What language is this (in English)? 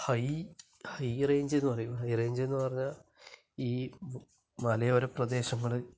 Malayalam